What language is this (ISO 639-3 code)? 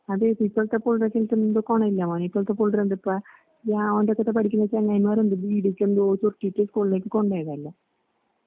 mal